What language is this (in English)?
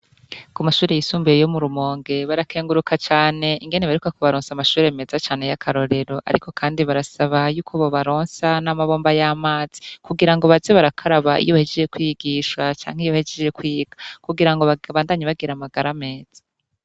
Rundi